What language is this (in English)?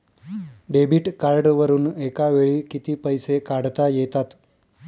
Marathi